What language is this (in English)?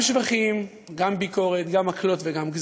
Hebrew